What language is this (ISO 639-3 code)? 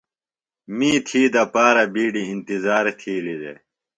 phl